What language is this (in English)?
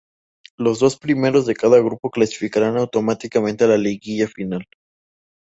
Spanish